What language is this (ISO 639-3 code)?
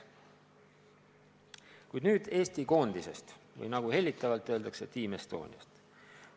est